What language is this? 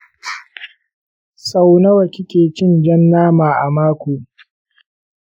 Hausa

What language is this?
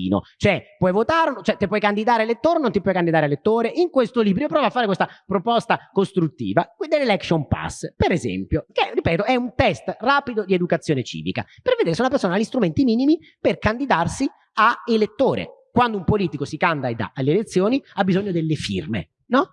Italian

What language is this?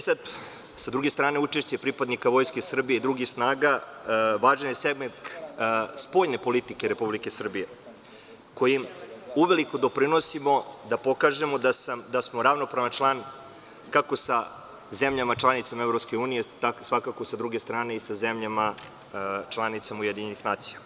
Serbian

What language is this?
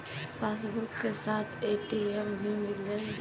Bhojpuri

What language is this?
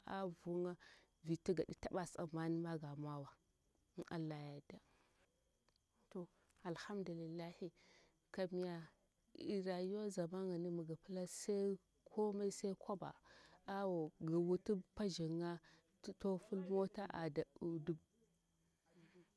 Bura-Pabir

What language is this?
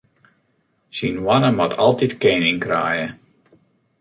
Western Frisian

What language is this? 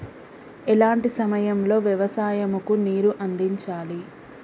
Telugu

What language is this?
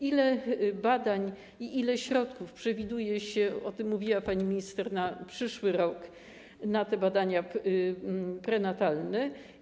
Polish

